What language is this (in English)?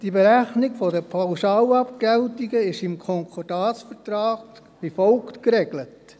Swiss German